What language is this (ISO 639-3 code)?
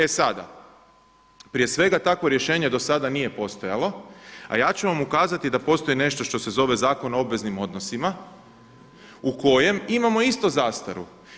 hrv